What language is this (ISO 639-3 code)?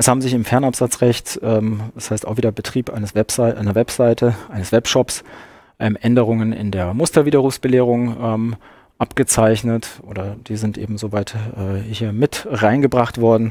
deu